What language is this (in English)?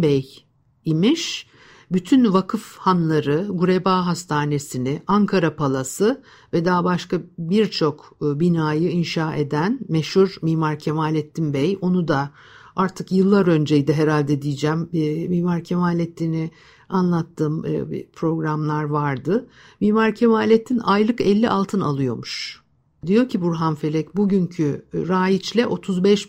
Turkish